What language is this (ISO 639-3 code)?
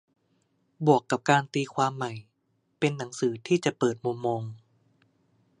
tha